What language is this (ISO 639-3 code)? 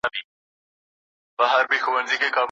pus